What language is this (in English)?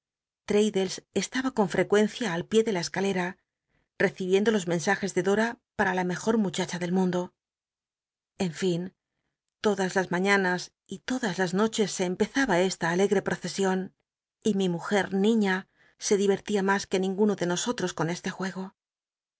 Spanish